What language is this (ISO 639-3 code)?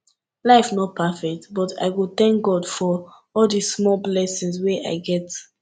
pcm